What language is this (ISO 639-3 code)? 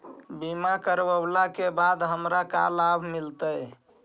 mag